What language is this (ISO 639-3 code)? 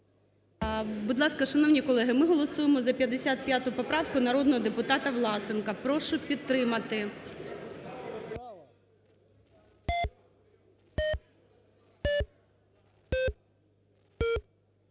ukr